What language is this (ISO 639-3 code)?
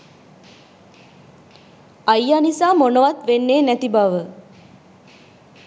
sin